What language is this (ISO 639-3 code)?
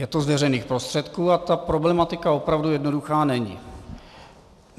ces